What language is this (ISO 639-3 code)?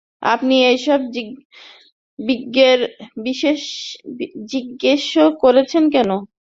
ben